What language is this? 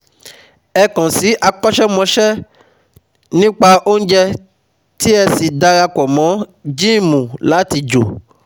Yoruba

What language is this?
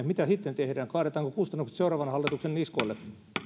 Finnish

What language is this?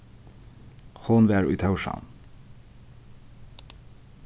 Faroese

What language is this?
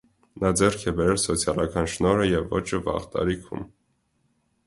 Armenian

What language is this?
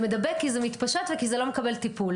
Hebrew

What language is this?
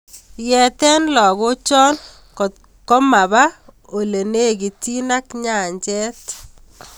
Kalenjin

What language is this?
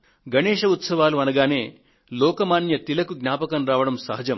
Telugu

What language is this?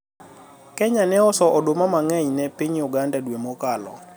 Luo (Kenya and Tanzania)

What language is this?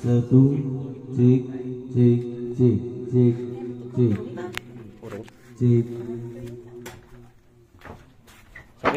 Indonesian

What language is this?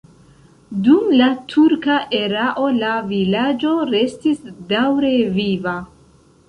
Esperanto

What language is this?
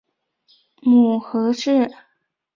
Chinese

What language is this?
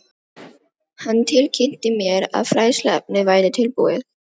Icelandic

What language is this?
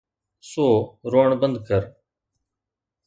Sindhi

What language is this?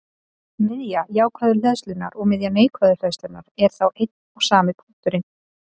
Icelandic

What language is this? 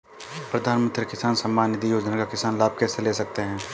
Hindi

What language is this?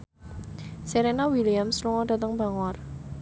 Javanese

